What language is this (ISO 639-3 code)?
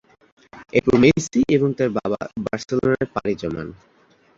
ben